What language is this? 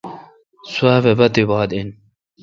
Kalkoti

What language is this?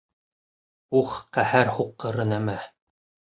Bashkir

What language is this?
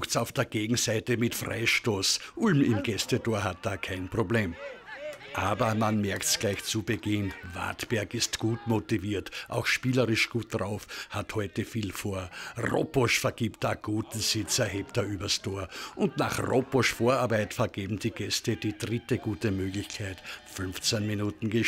German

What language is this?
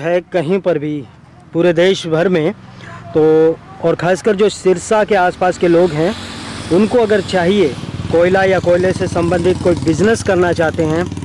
Hindi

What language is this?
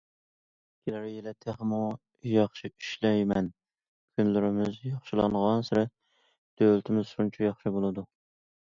Uyghur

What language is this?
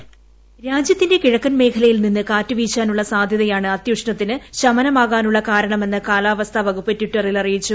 Malayalam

